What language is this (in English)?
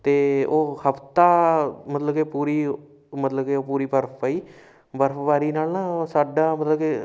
Punjabi